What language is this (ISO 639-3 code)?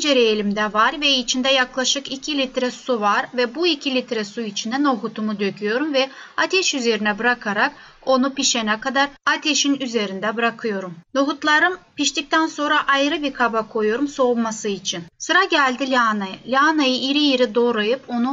tur